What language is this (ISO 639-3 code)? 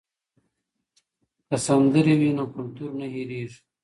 pus